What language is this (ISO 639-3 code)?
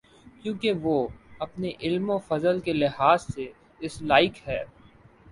urd